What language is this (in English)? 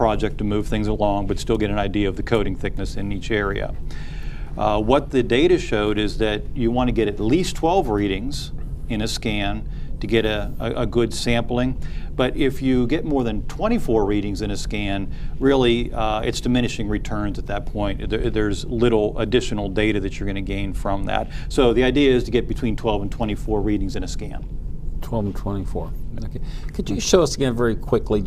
English